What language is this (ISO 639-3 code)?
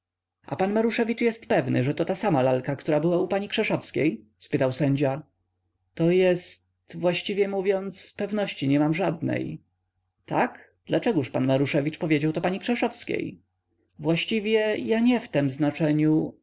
pol